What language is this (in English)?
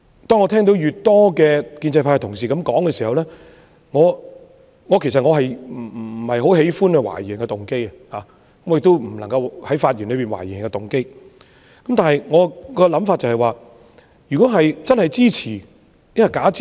Cantonese